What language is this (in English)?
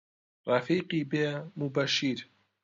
Central Kurdish